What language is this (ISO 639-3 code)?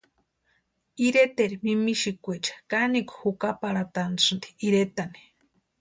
pua